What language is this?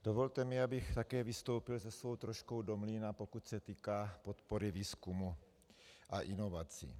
Czech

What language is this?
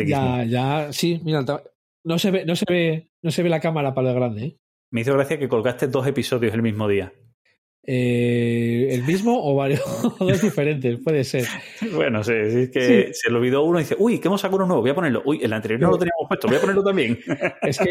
Spanish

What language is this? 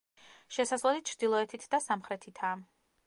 Georgian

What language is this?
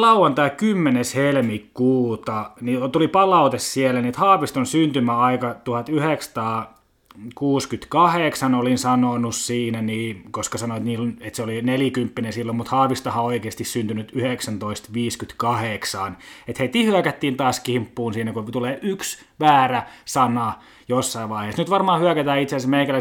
Finnish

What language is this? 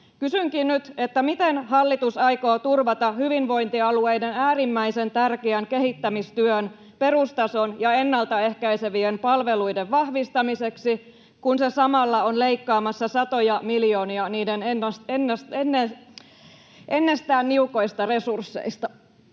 Finnish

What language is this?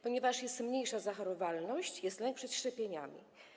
Polish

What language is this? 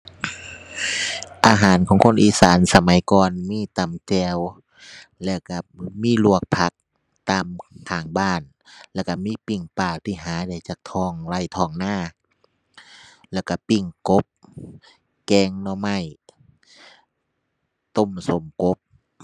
Thai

